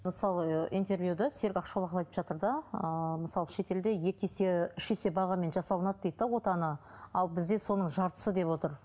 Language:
Kazakh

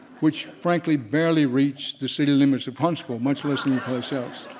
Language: English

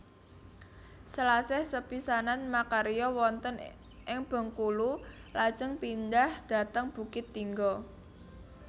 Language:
Javanese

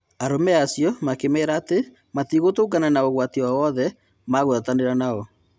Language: Kikuyu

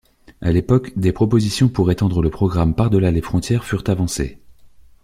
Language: French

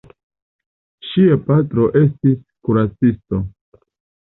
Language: Esperanto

